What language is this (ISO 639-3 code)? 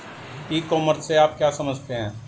hin